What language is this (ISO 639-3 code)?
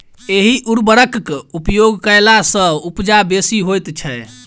mai